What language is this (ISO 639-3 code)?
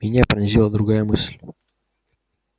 rus